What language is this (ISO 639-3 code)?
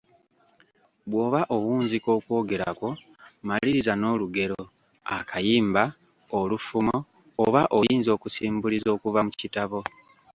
lug